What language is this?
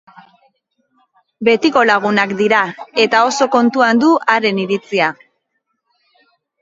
Basque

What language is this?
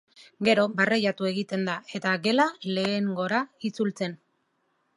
Basque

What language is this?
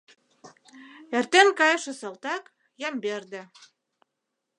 Mari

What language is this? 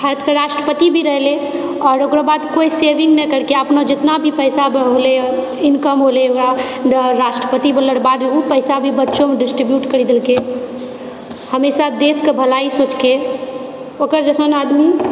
Maithili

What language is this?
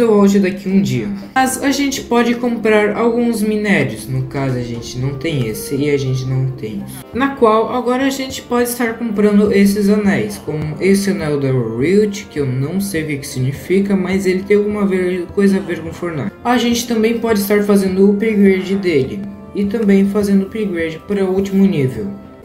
Portuguese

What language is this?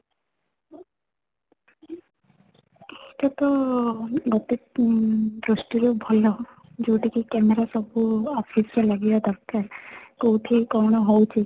Odia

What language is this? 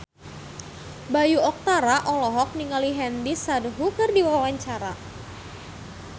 Sundanese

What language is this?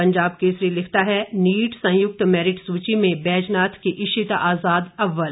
Hindi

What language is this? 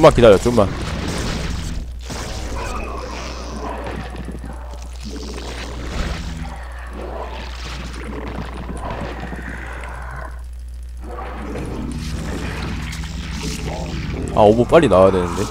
Korean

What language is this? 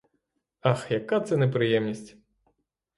Ukrainian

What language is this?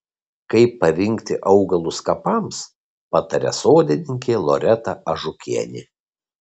Lithuanian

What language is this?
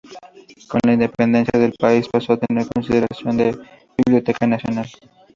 Spanish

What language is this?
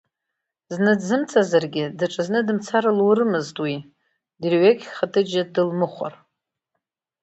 Abkhazian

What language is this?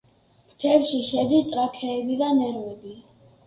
Georgian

